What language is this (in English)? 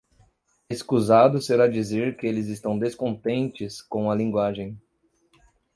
Portuguese